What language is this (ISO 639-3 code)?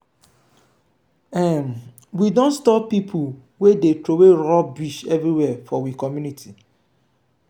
pcm